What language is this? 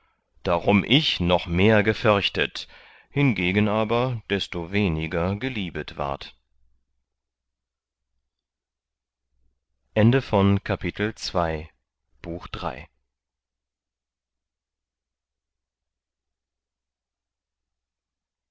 German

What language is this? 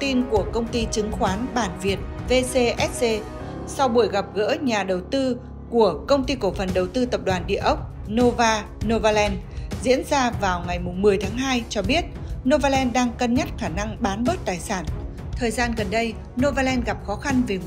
Vietnamese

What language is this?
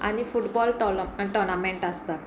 Konkani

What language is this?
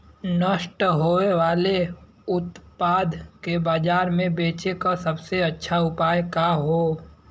Bhojpuri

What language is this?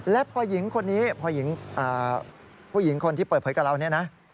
Thai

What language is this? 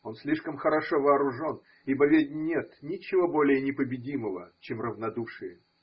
Russian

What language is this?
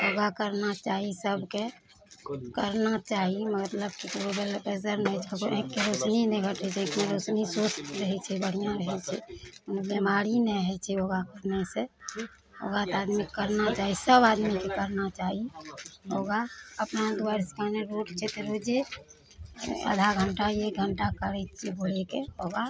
Maithili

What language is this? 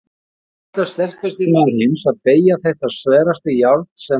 Icelandic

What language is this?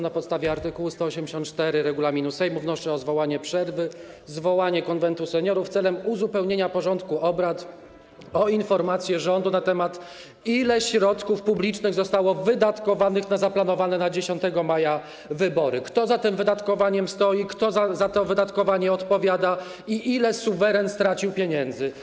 Polish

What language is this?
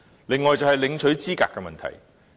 Cantonese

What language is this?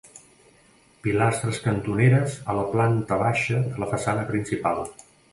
Catalan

